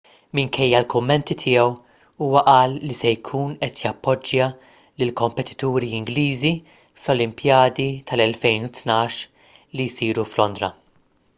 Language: Maltese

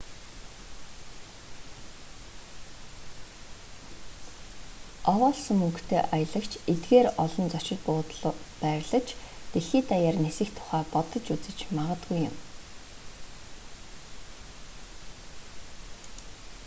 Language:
Mongolian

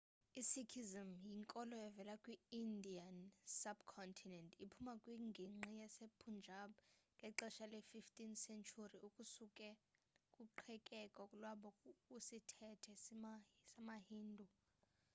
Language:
Xhosa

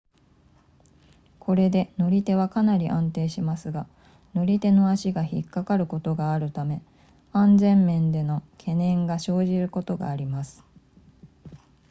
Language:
Japanese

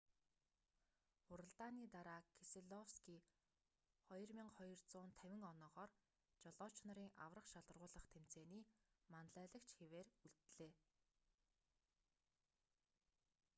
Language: Mongolian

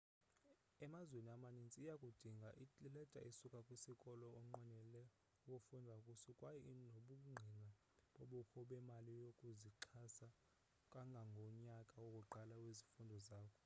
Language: Xhosa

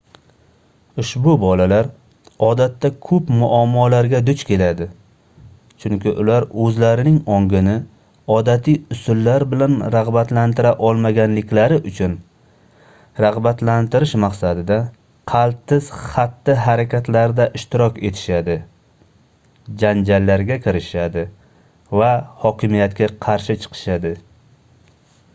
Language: Uzbek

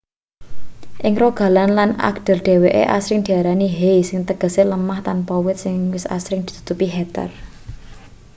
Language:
Javanese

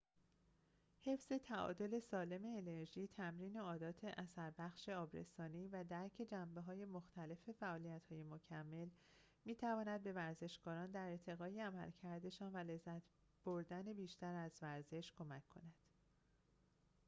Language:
Persian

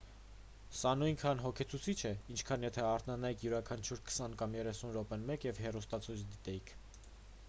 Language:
Armenian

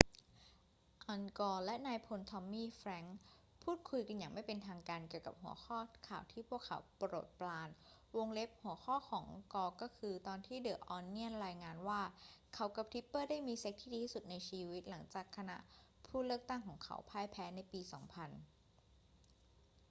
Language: Thai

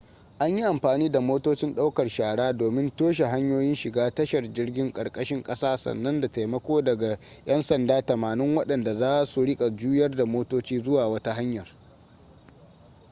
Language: Hausa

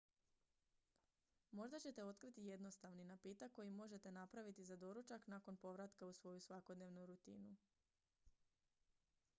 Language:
Croatian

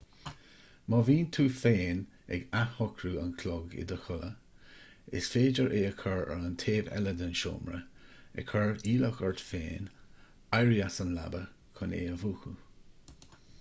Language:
Irish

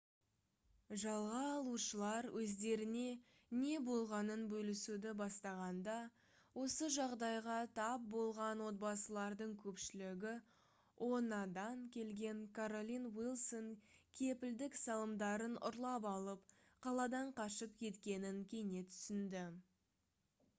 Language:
Kazakh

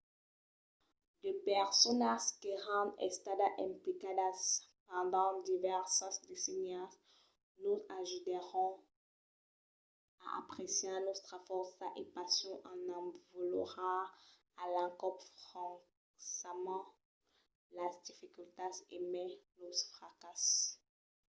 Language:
Occitan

